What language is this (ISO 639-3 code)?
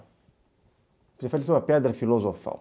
por